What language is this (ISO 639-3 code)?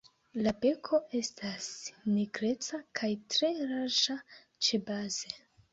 epo